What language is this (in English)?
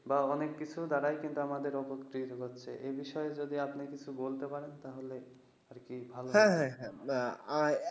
Bangla